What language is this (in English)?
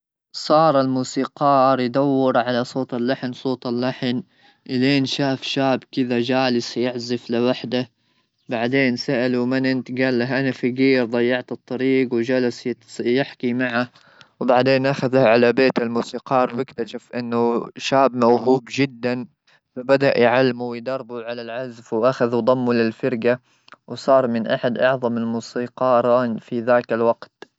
Gulf Arabic